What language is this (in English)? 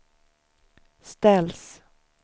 Swedish